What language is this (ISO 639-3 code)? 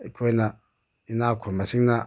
mni